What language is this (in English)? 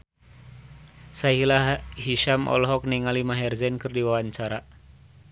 Sundanese